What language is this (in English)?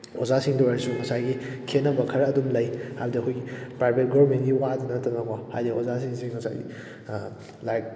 Manipuri